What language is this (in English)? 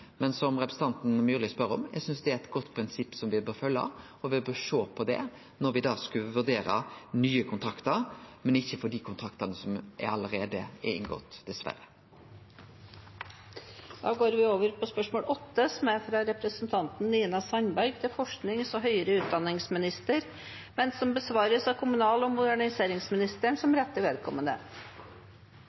Norwegian